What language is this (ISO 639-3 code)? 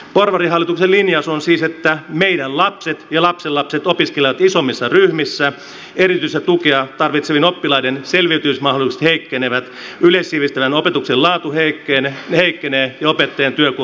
fin